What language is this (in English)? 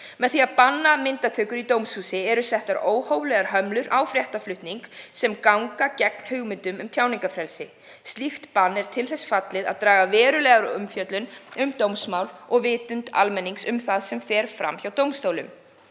Icelandic